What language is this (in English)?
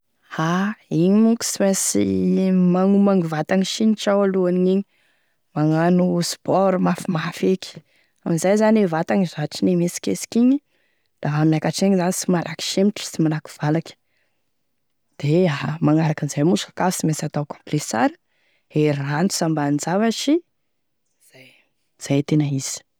Tesaka Malagasy